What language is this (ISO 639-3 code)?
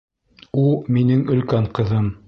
bak